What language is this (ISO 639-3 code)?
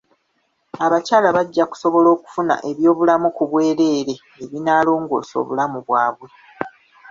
lug